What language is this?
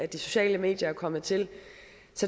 Danish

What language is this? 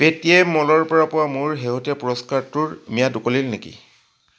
Assamese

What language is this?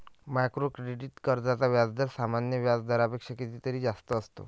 Marathi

